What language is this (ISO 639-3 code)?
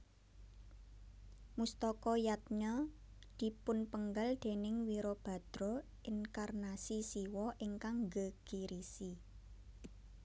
jav